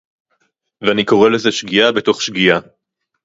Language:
Hebrew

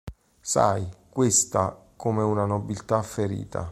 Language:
Italian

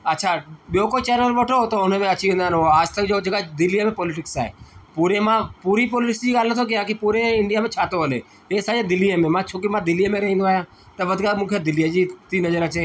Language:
Sindhi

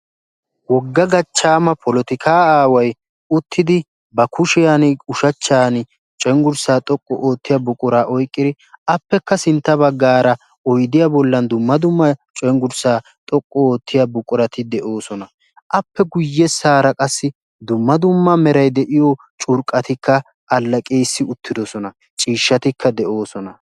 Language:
Wolaytta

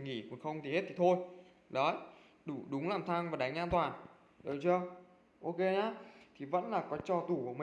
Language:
Vietnamese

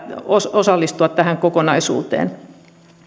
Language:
Finnish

